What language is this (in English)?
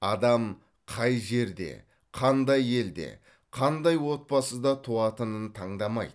Kazakh